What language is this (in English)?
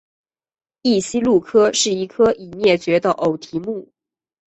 Chinese